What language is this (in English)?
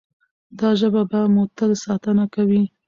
Pashto